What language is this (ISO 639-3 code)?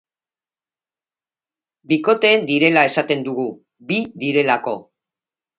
eus